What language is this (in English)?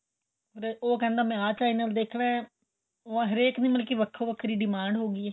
Punjabi